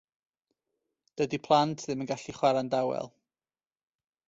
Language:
Welsh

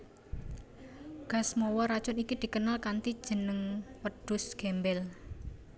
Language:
Javanese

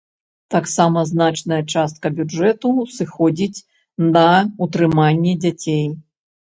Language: Belarusian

